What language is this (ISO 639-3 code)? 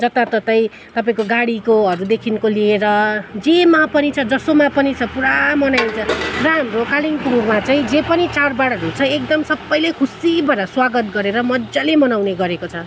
nep